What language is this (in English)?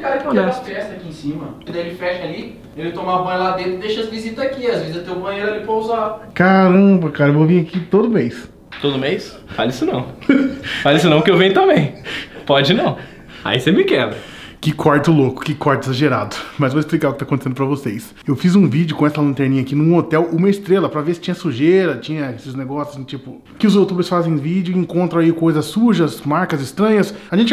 Portuguese